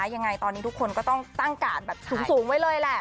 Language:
Thai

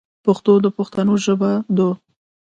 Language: Pashto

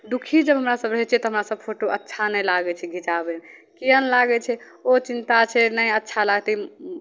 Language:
Maithili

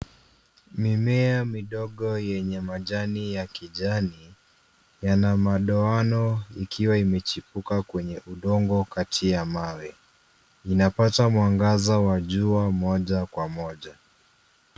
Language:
Swahili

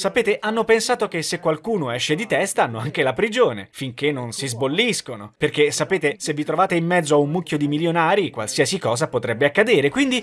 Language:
Italian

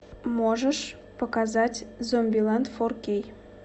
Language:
Russian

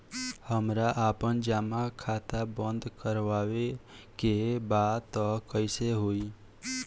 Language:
Bhojpuri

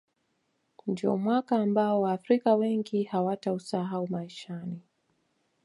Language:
Swahili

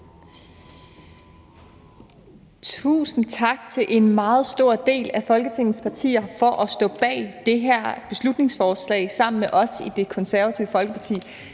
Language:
Danish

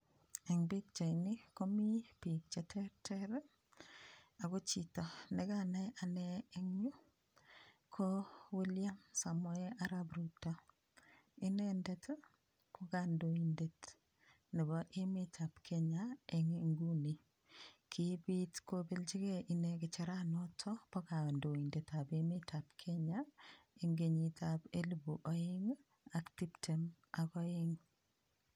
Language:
Kalenjin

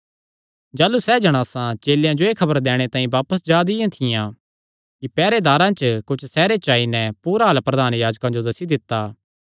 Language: Kangri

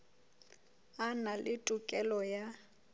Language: Southern Sotho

